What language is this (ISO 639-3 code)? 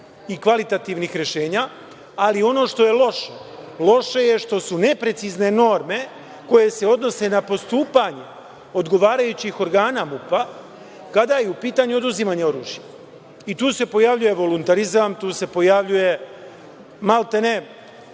srp